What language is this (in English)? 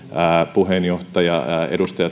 Finnish